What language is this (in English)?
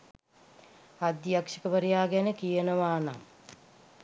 Sinhala